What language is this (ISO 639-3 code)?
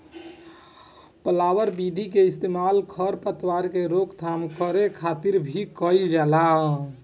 bho